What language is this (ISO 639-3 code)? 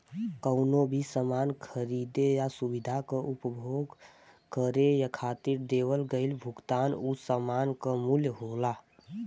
bho